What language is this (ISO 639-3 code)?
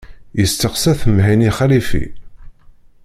kab